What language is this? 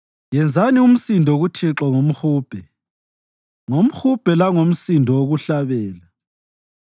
North Ndebele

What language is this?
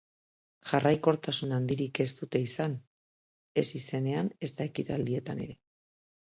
Basque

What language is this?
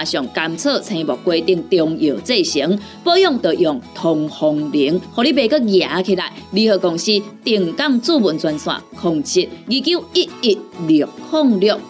Chinese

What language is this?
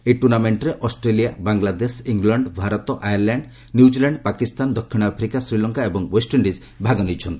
Odia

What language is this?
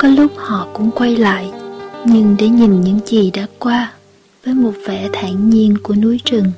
Vietnamese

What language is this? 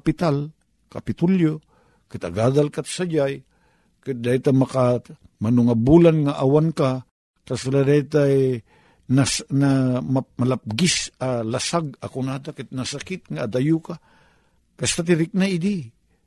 Filipino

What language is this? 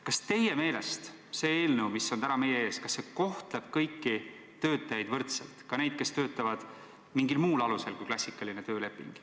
Estonian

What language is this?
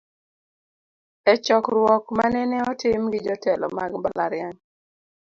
Luo (Kenya and Tanzania)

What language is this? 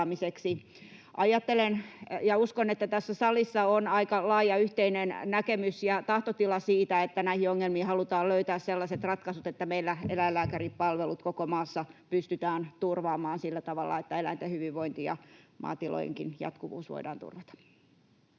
Finnish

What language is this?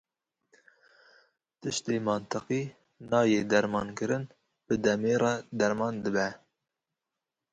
Kurdish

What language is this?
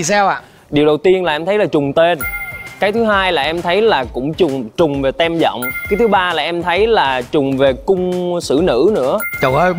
Vietnamese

